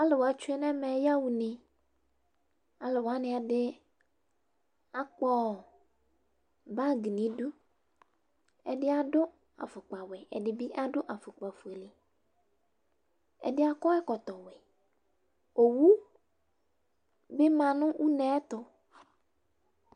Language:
Ikposo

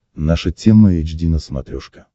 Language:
Russian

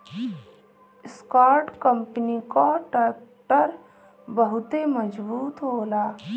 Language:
Bhojpuri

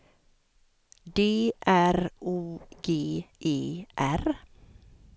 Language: Swedish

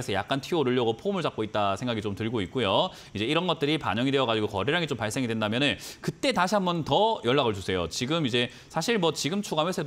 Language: Korean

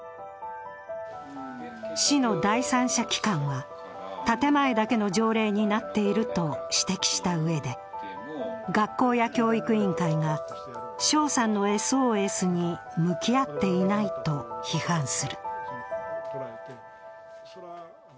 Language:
Japanese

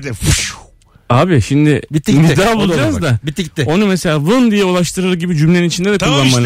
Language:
Turkish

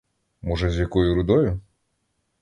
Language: Ukrainian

